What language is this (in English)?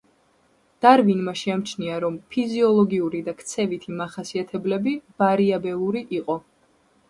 Georgian